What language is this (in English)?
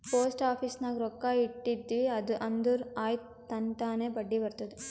Kannada